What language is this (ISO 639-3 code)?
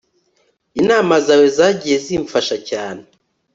kin